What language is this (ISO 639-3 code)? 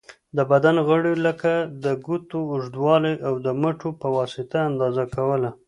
pus